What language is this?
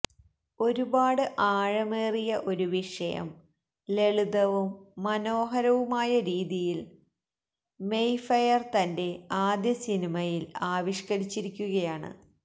Malayalam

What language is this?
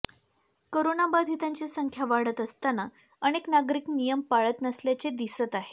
Marathi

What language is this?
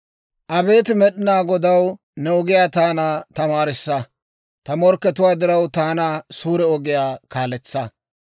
Dawro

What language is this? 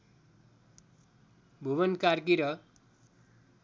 Nepali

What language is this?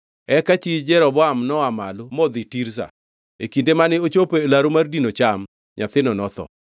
Luo (Kenya and Tanzania)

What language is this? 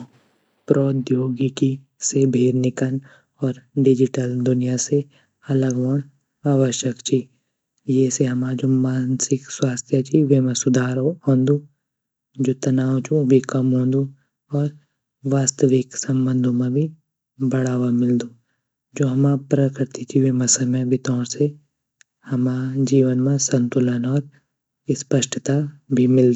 Garhwali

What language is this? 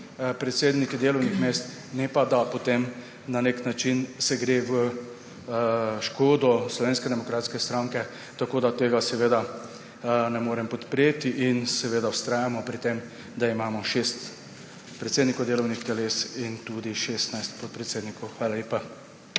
Slovenian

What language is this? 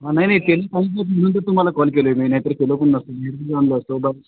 Marathi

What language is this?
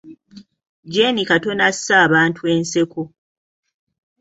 Ganda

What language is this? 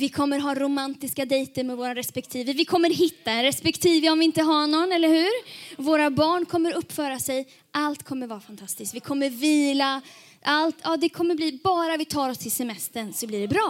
Swedish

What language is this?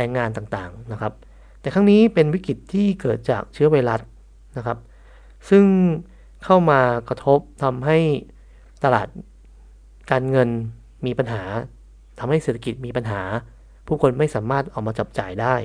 Thai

